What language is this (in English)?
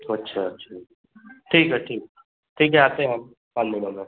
Hindi